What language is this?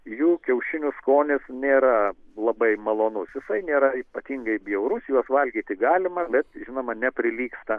Lithuanian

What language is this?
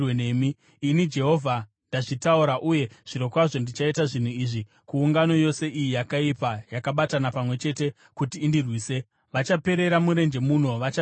Shona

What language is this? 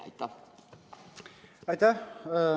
Estonian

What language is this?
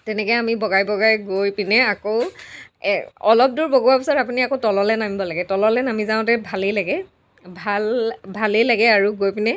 Assamese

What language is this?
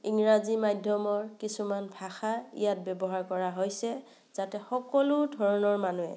Assamese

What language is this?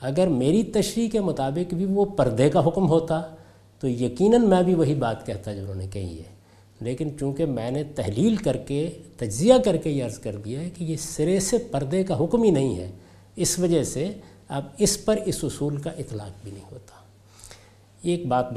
Urdu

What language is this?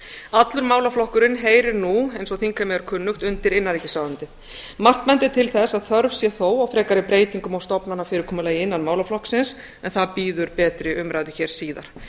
Icelandic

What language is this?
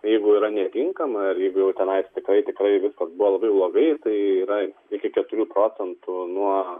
Lithuanian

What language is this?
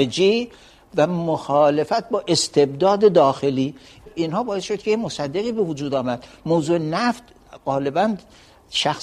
Persian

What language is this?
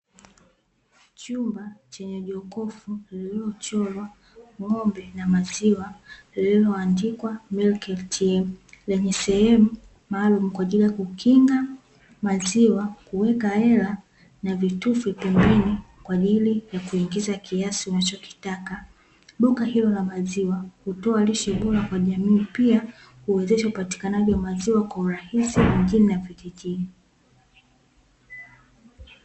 Swahili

